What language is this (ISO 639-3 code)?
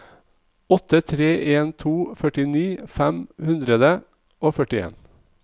nor